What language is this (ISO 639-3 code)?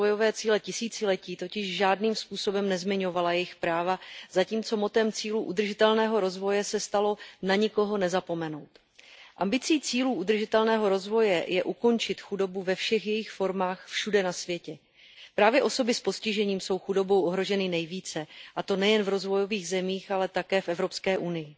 ces